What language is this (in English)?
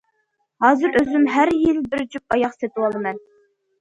Uyghur